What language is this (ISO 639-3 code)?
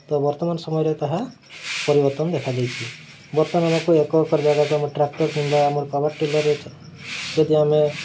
ori